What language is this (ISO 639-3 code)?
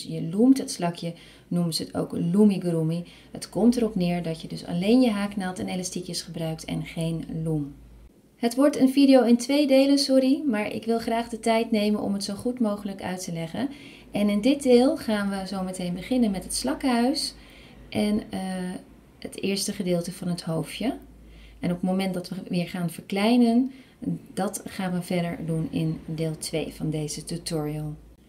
nld